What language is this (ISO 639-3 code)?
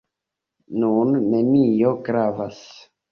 epo